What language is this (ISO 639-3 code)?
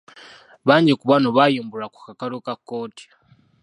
lug